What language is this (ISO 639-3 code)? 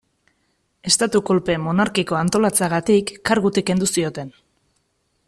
eus